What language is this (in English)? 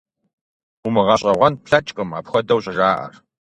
Kabardian